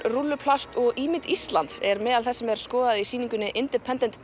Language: Icelandic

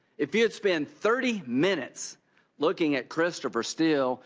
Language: English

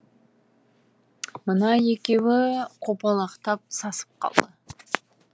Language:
Kazakh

